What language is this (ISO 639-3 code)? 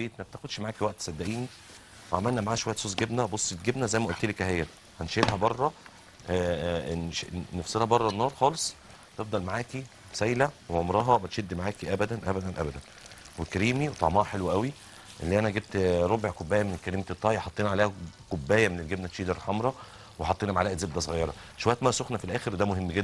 ara